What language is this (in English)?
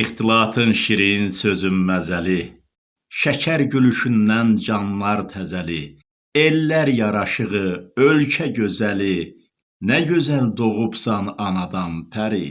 Turkish